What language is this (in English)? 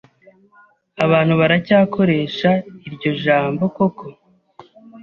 Kinyarwanda